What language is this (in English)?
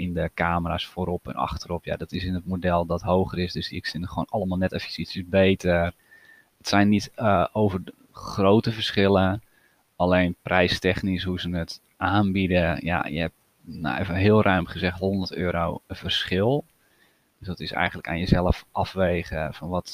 Dutch